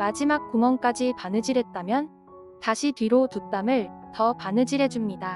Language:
Korean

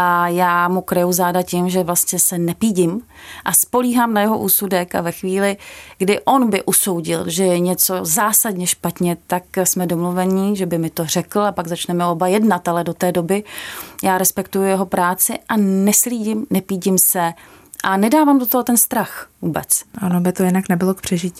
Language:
Czech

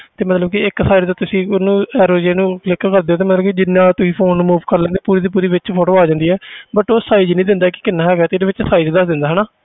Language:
Punjabi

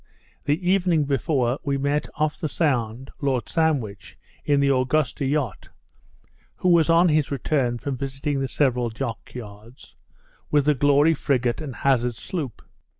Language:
English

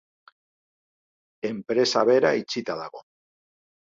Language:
Basque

